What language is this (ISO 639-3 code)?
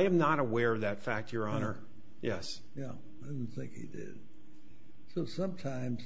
eng